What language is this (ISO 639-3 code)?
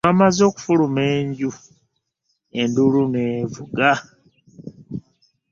lug